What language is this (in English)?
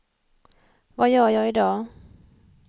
Swedish